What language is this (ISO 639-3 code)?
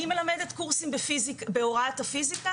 heb